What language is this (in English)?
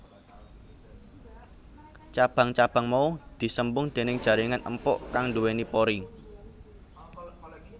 Javanese